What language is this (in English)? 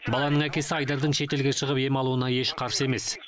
Kazakh